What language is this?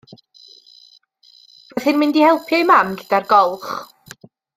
Welsh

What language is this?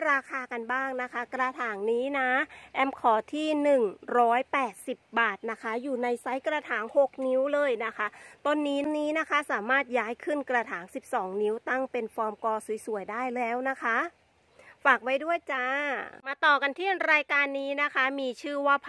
Thai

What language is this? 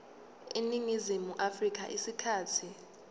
Zulu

